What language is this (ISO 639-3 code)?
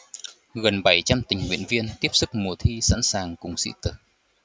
vie